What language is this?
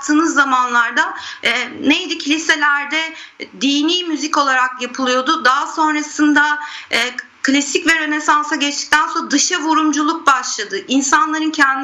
Turkish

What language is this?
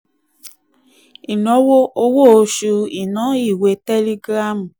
Yoruba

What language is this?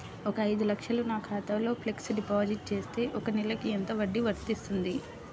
Telugu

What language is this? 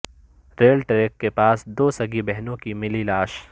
Urdu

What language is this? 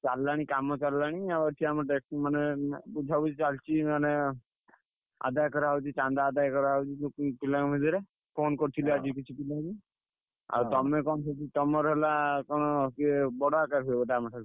Odia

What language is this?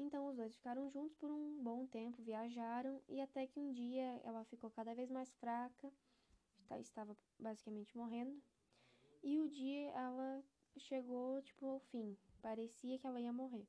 Portuguese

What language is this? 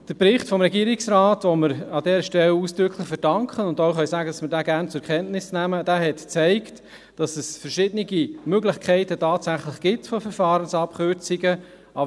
Swiss German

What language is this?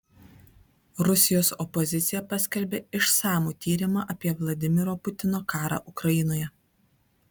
Lithuanian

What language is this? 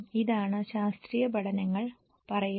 Malayalam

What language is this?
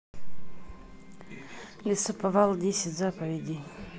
Russian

